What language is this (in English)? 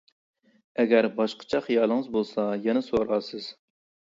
Uyghur